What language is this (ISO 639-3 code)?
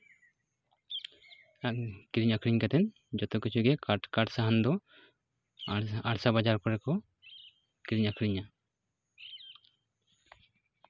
sat